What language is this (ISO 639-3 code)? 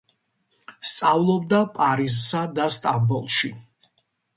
kat